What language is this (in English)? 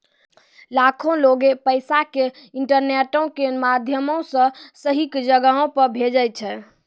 Maithili